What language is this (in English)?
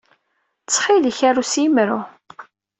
Kabyle